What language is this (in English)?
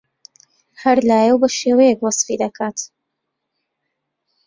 Central Kurdish